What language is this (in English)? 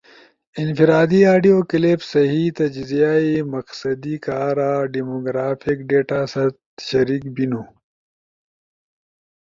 Ushojo